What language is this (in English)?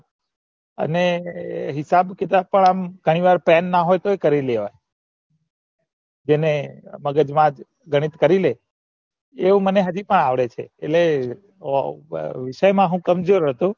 Gujarati